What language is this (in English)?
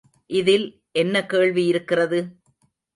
Tamil